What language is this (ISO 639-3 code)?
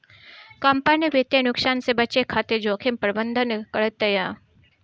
bho